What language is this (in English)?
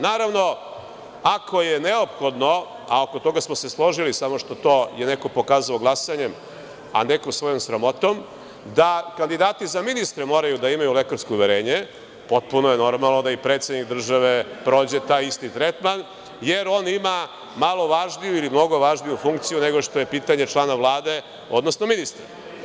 Serbian